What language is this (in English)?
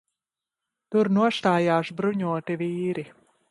Latvian